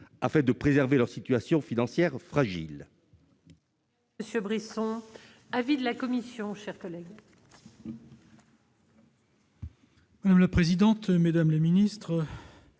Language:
French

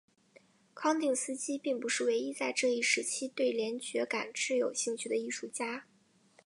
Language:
Chinese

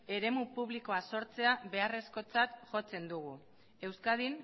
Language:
Basque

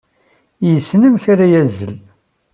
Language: Kabyle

